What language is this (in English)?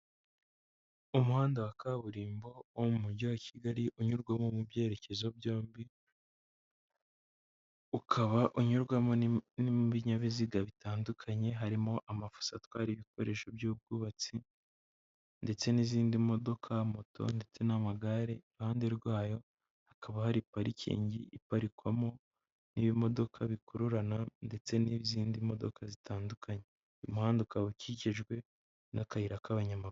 Kinyarwanda